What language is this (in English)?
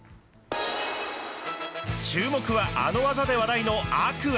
Japanese